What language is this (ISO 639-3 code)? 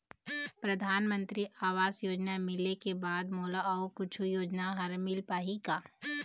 hne